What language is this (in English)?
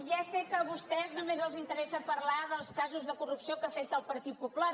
Catalan